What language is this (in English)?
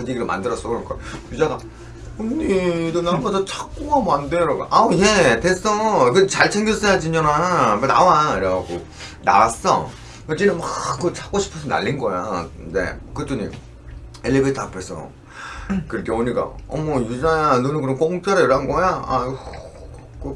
Korean